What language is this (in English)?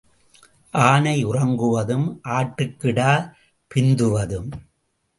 Tamil